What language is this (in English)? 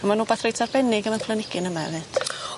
Welsh